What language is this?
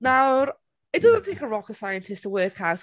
Welsh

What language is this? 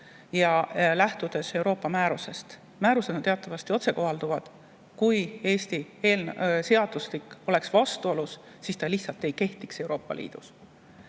Estonian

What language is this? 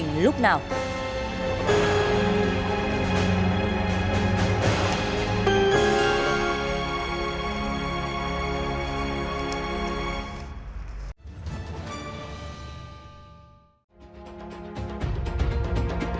Vietnamese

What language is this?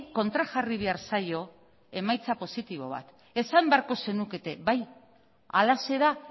Basque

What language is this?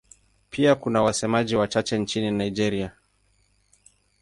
Swahili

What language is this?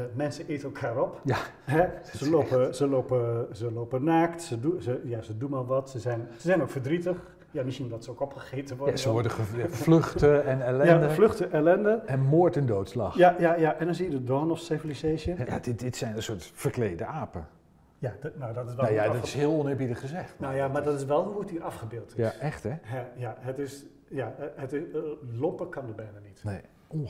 Dutch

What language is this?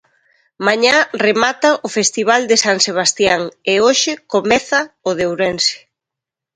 Galician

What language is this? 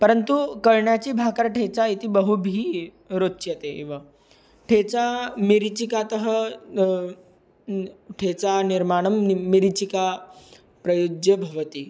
Sanskrit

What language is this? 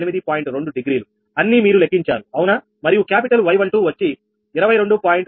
Telugu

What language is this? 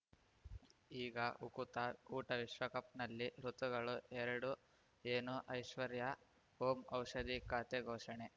Kannada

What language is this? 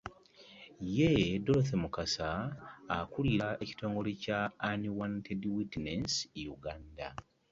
Ganda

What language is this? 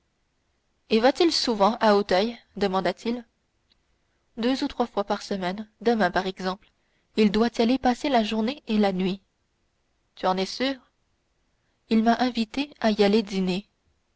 French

